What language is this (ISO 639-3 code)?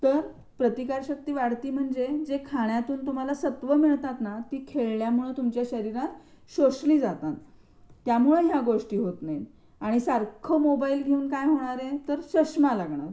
mar